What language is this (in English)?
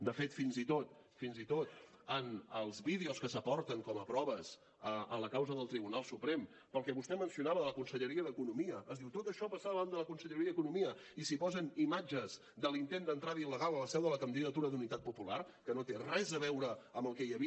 Catalan